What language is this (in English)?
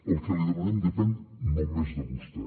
Catalan